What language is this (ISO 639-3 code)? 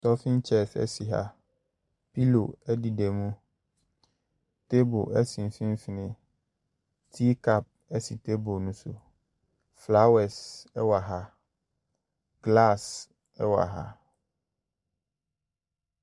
aka